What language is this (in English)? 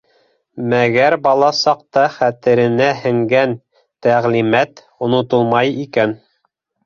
Bashkir